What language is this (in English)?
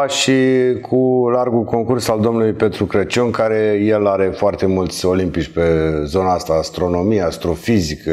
Romanian